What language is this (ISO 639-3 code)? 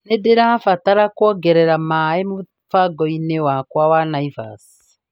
kik